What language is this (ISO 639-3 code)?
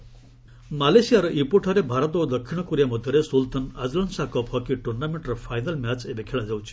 ori